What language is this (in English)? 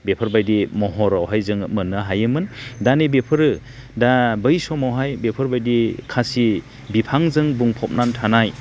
Bodo